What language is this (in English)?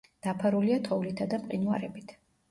Georgian